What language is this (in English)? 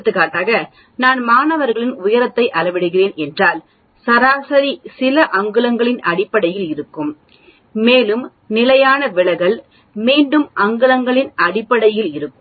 Tamil